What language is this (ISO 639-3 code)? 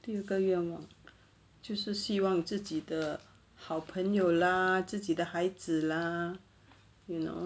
eng